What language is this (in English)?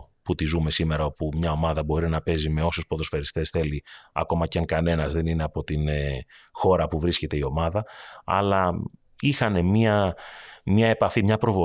Greek